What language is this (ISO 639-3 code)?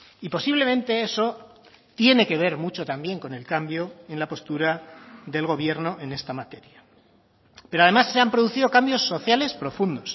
spa